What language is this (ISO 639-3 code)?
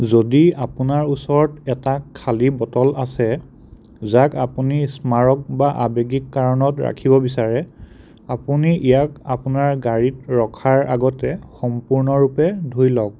asm